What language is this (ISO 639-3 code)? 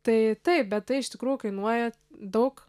lit